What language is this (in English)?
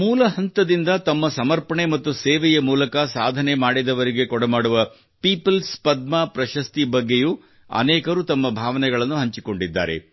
Kannada